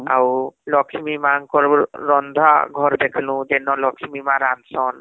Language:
Odia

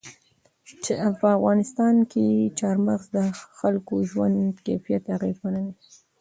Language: Pashto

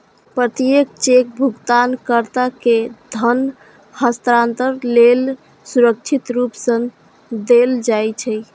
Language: Maithili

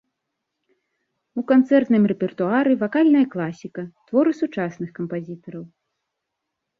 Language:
Belarusian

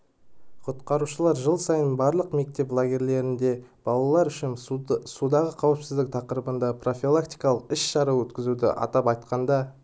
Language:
Kazakh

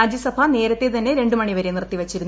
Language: Malayalam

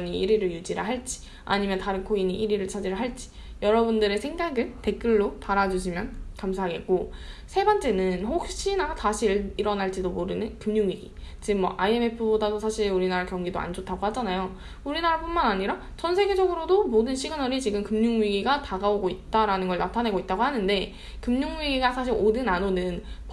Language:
Korean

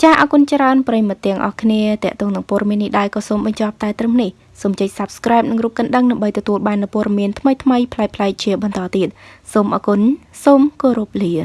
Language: Vietnamese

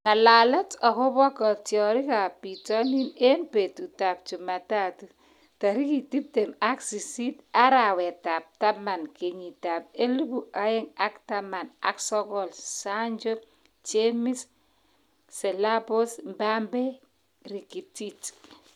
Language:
Kalenjin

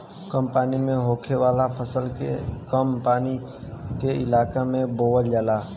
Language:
Bhojpuri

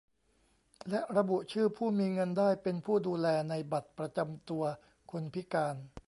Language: Thai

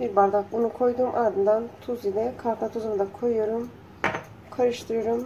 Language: Turkish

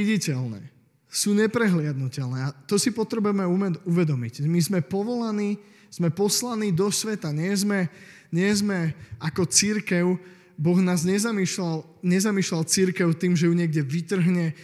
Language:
Slovak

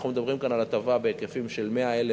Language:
Hebrew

